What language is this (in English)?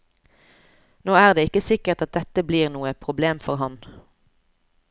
Norwegian